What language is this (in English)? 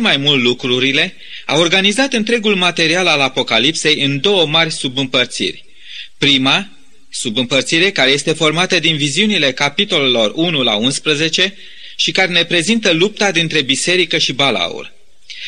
Romanian